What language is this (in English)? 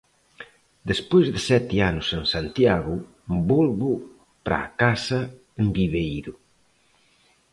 Galician